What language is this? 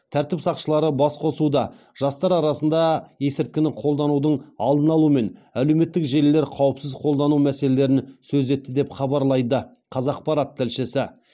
Kazakh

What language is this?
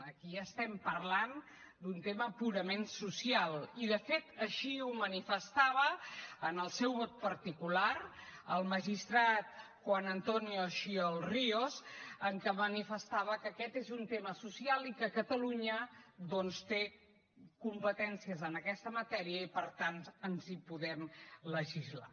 Catalan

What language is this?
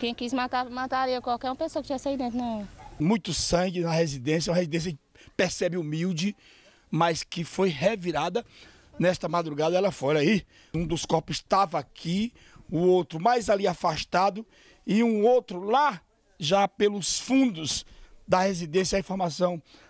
Portuguese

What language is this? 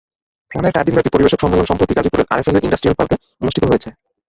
Bangla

